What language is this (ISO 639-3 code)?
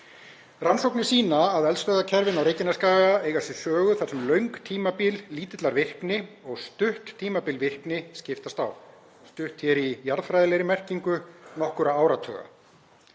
isl